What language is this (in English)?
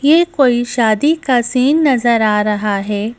Hindi